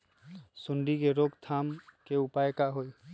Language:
Magahi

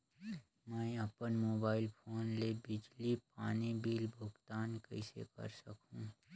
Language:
Chhattisgarhi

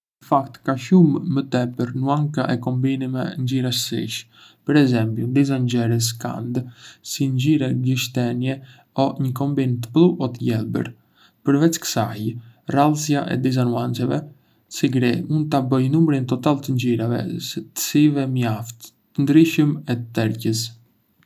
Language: Arbëreshë Albanian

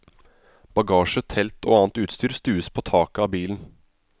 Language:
Norwegian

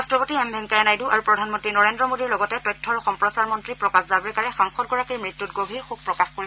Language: Assamese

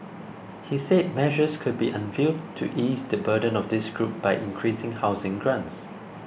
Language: English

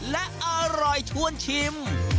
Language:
Thai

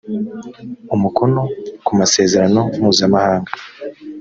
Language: Kinyarwanda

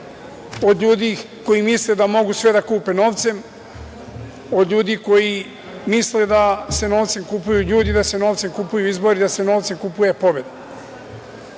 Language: Serbian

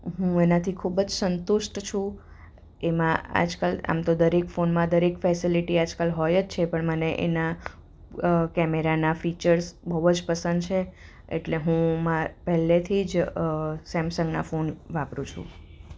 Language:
Gujarati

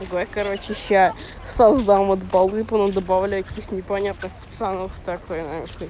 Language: Russian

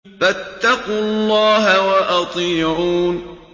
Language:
Arabic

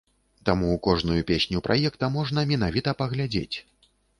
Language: Belarusian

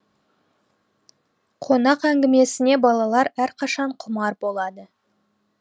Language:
Kazakh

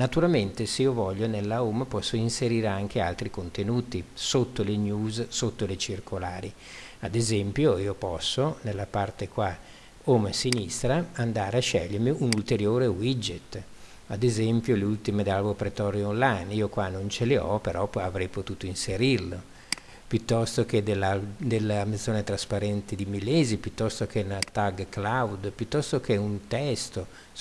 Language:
Italian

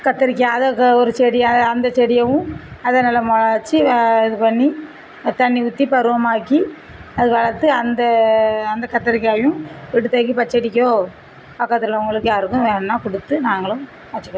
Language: Tamil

